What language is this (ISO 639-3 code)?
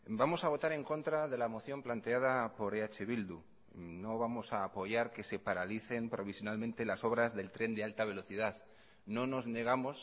spa